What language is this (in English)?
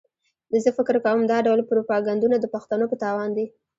Pashto